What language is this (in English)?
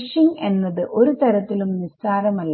Malayalam